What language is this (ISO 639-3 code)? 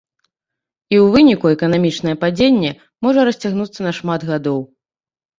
bel